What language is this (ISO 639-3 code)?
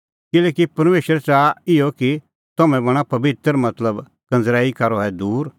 kfx